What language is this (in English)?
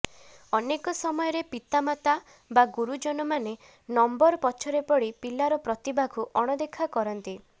Odia